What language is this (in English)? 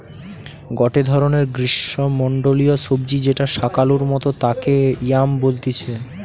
Bangla